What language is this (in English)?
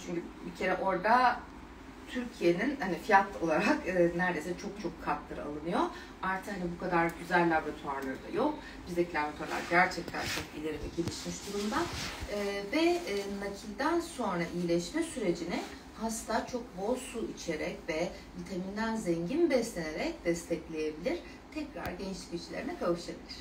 Turkish